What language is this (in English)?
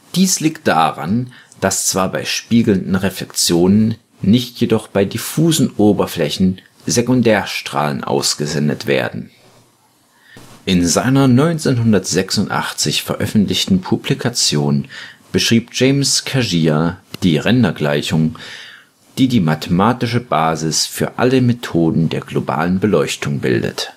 German